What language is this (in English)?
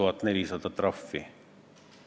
Estonian